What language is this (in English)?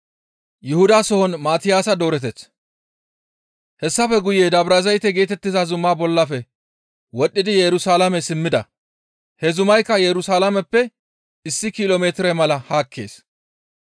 Gamo